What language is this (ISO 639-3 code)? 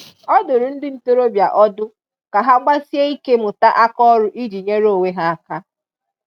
ibo